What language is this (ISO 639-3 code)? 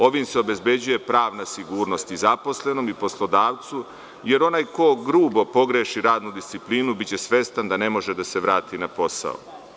srp